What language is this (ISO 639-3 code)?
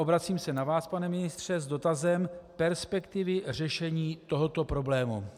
ces